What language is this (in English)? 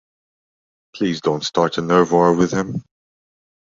English